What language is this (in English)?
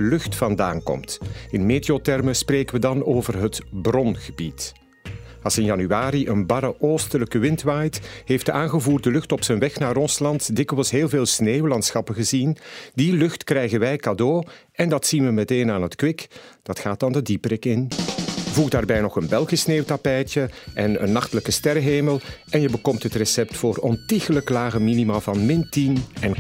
Dutch